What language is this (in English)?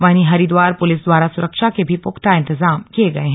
Hindi